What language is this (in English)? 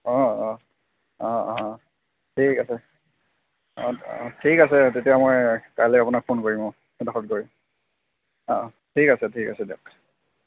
Assamese